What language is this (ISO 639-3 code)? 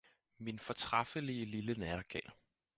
dan